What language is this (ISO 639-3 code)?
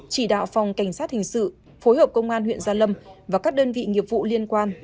vie